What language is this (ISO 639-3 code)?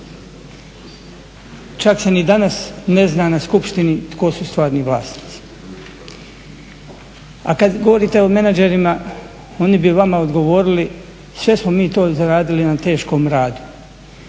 hrv